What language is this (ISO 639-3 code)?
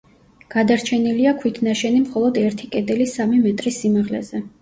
kat